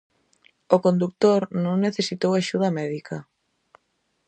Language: Galician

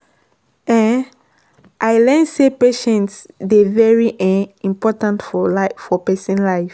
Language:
Nigerian Pidgin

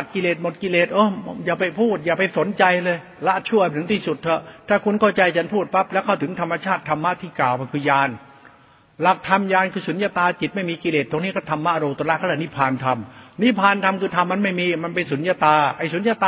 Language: Thai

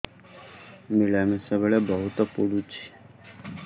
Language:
Odia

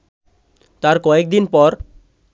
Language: Bangla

